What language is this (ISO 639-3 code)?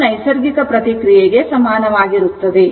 kan